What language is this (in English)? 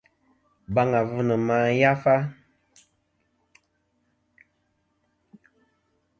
Kom